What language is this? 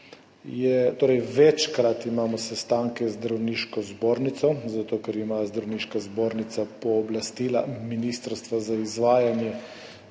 Slovenian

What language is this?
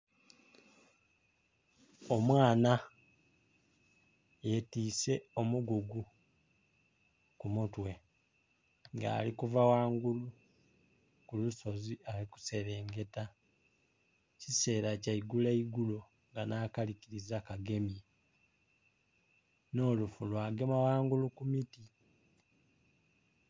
Soga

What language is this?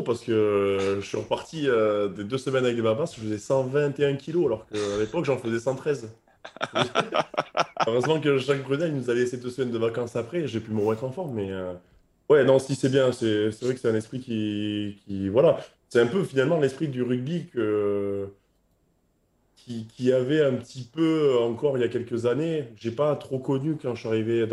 French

